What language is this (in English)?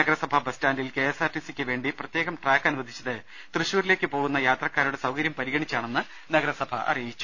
Malayalam